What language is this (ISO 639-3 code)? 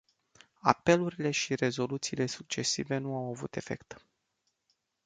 ron